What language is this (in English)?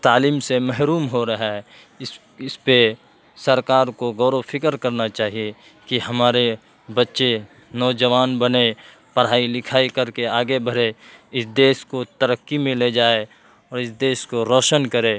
Urdu